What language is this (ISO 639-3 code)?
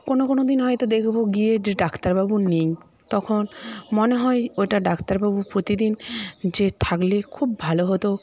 ben